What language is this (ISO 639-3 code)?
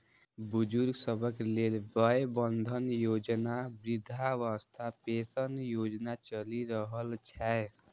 mai